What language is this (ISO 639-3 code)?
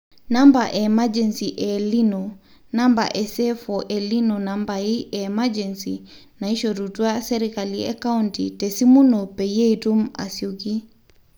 mas